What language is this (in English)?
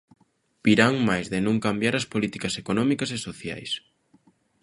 Galician